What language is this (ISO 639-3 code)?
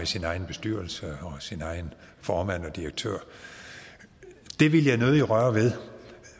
dan